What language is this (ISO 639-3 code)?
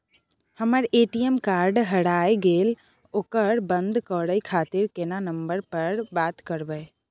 mai